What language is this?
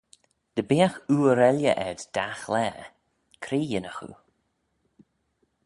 Manx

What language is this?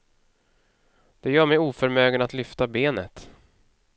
Swedish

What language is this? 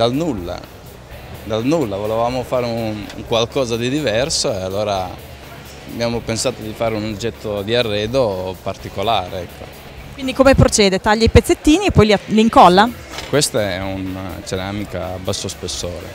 Italian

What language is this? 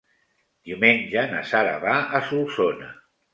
Catalan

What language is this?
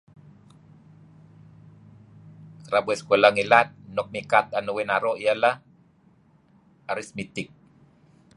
Kelabit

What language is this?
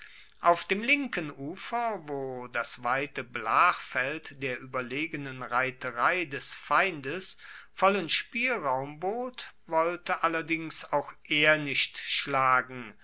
German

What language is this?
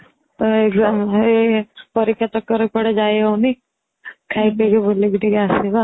Odia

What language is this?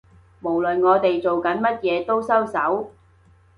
Cantonese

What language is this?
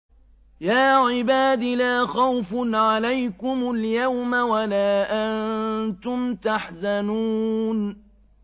Arabic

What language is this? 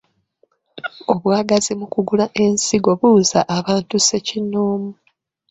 Ganda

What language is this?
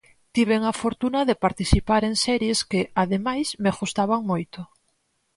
Galician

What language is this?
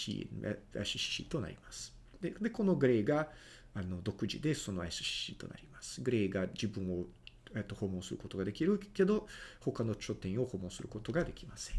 Japanese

